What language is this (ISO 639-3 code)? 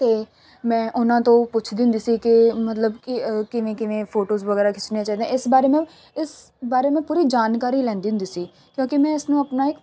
pan